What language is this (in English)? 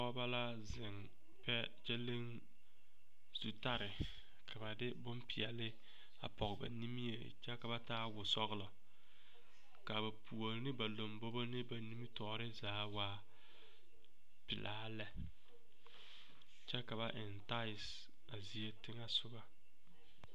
Southern Dagaare